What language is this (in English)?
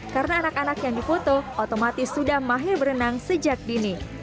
Indonesian